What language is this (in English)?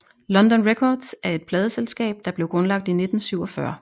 Danish